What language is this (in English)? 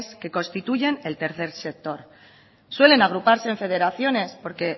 Spanish